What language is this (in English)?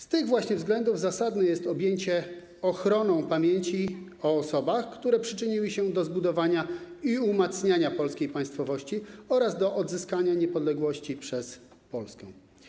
Polish